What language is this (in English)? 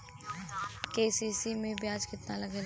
Bhojpuri